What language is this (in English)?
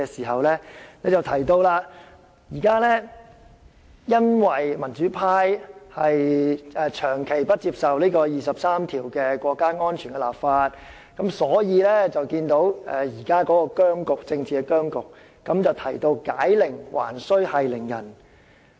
Cantonese